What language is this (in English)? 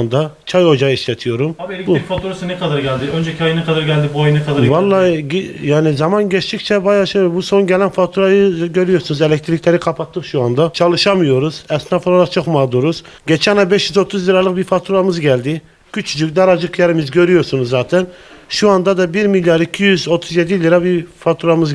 Turkish